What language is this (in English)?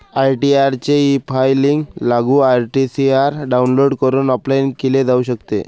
Marathi